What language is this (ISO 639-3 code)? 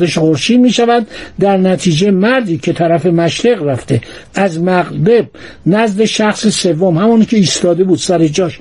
fas